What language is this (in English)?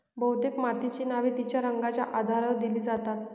Marathi